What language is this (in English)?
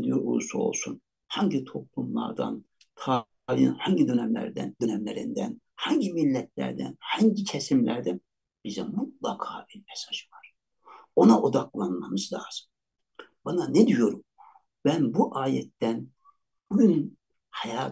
Turkish